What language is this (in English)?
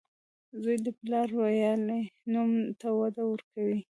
Pashto